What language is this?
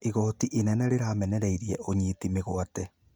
Kikuyu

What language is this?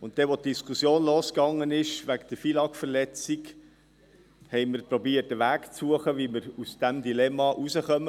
Swiss German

